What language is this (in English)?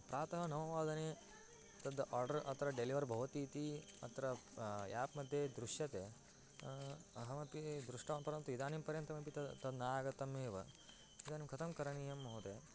Sanskrit